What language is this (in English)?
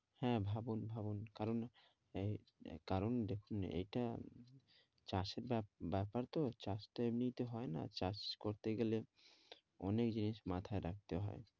Bangla